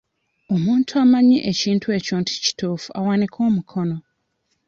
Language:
Ganda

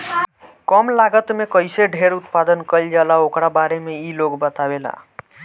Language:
Bhojpuri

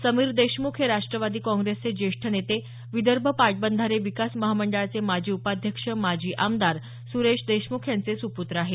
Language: Marathi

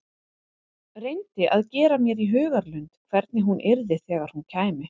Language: Icelandic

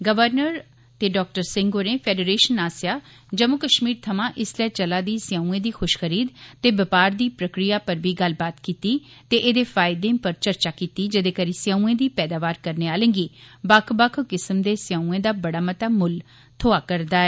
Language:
Dogri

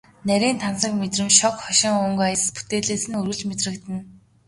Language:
Mongolian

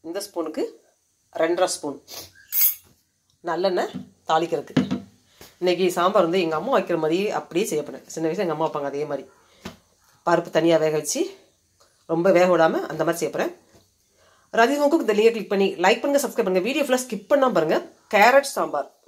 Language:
Tamil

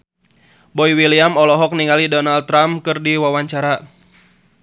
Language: Sundanese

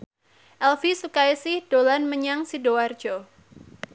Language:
Javanese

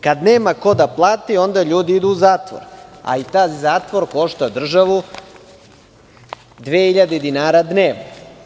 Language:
Serbian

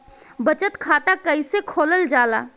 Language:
Bhojpuri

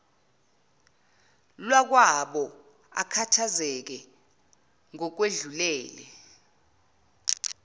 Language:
Zulu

